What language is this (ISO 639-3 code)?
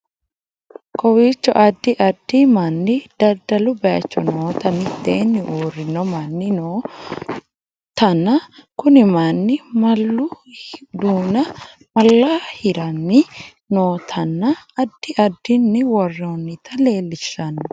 sid